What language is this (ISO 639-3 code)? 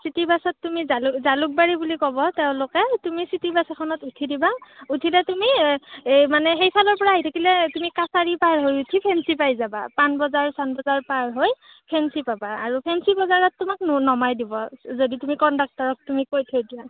asm